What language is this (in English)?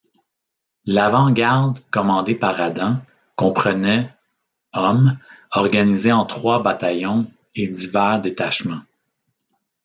French